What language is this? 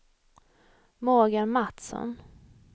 Swedish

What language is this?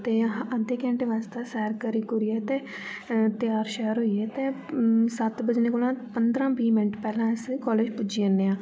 Dogri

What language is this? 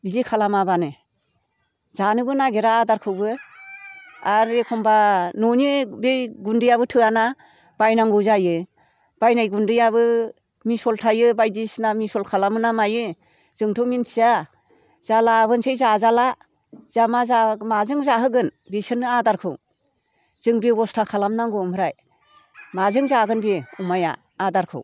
Bodo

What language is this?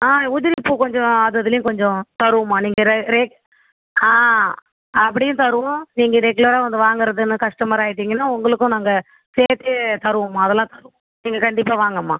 Tamil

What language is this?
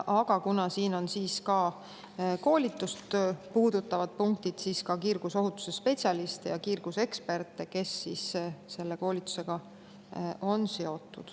Estonian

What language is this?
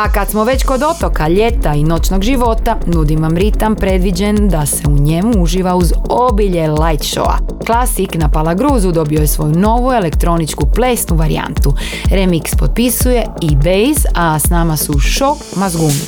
Croatian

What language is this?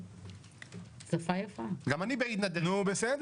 Hebrew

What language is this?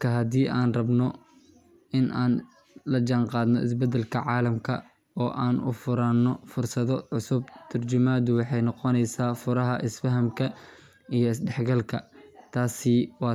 Somali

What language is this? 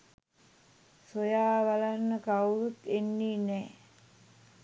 Sinhala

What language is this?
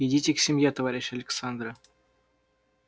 Russian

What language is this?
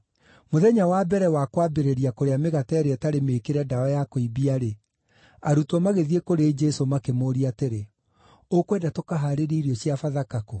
Kikuyu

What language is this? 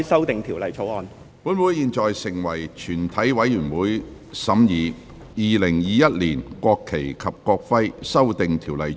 Cantonese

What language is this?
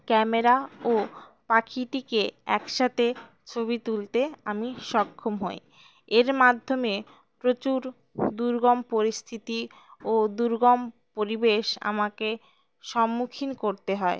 Bangla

